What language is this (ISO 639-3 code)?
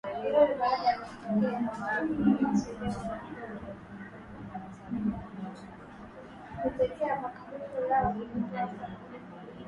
swa